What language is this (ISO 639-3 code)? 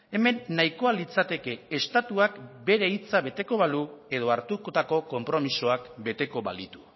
eus